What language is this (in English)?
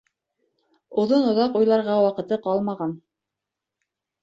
Bashkir